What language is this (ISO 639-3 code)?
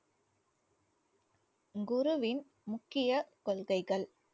tam